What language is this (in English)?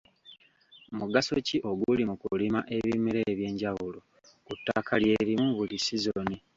Ganda